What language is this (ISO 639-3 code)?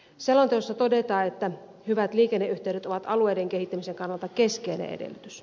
fin